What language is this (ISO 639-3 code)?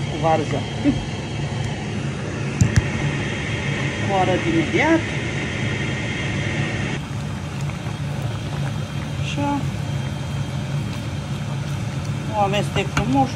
ron